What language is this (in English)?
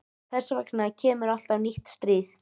Icelandic